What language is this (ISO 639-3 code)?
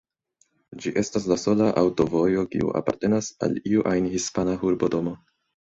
epo